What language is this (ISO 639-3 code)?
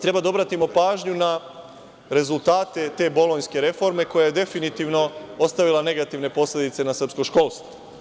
srp